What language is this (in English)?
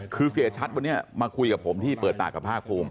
Thai